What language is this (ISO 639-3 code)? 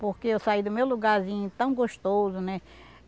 por